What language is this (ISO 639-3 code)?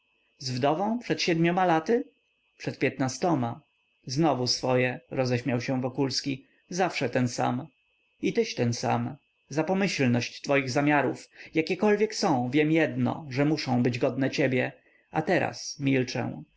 pol